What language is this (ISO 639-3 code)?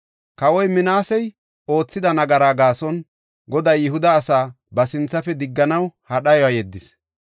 gof